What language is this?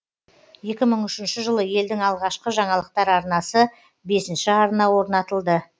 Kazakh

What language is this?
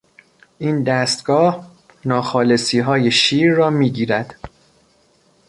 Persian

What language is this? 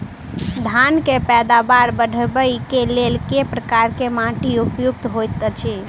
Maithili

